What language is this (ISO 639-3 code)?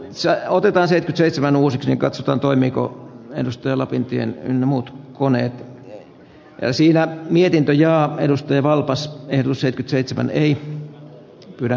fin